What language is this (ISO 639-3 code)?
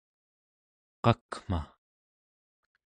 esu